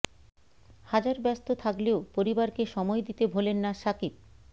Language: Bangla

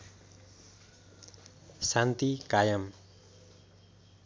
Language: Nepali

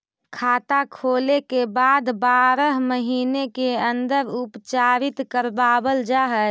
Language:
Magahi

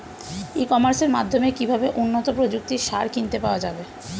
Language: Bangla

